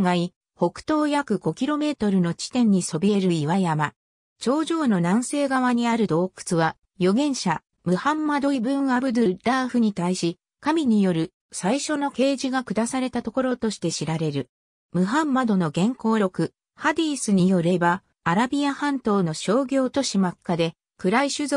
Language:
Japanese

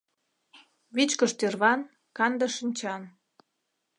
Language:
Mari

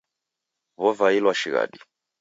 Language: Taita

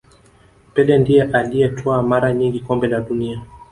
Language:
Swahili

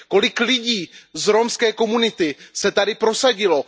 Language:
Czech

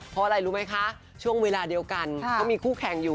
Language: Thai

